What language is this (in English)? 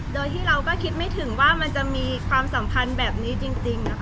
Thai